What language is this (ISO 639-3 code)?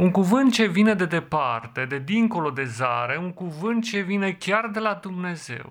ron